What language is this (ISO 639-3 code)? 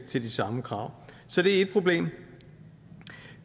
dan